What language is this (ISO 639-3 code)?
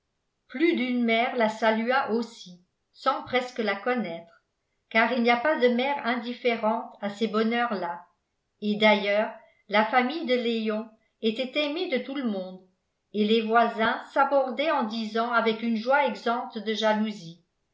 fra